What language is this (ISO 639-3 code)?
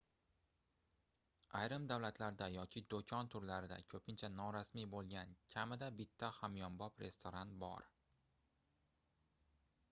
uzb